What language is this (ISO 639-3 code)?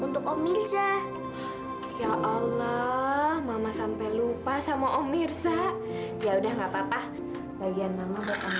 ind